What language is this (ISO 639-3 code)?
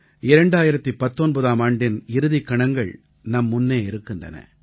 tam